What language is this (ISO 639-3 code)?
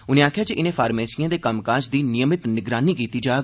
doi